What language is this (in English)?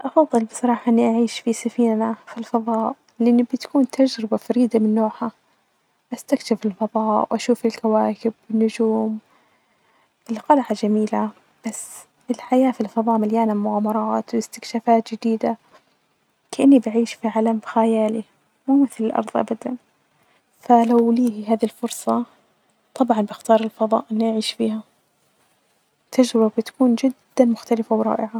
Najdi Arabic